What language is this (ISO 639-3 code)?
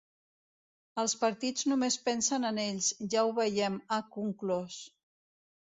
cat